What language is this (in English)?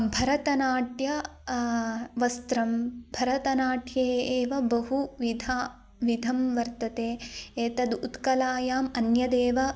Sanskrit